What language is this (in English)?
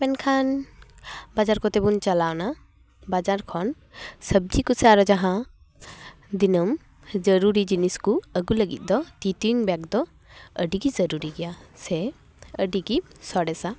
Santali